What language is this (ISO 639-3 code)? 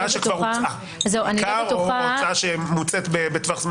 heb